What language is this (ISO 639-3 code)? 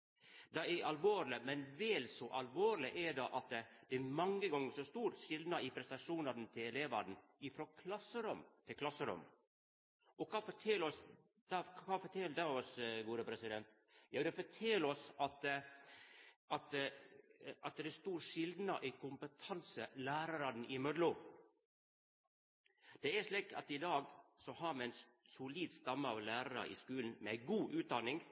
nno